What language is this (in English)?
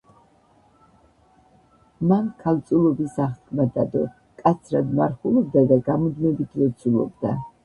Georgian